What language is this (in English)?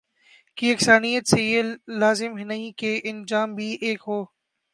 Urdu